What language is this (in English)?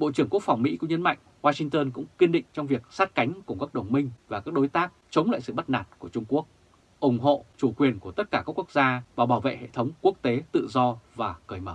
Vietnamese